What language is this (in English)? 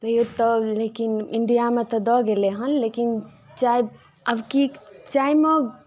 Maithili